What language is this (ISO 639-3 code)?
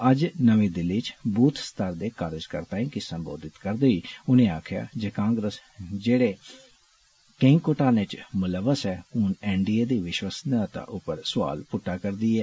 doi